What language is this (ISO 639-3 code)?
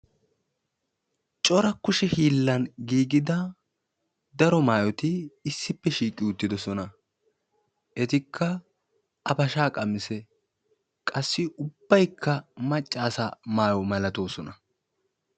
wal